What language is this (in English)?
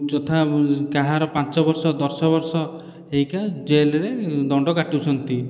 Odia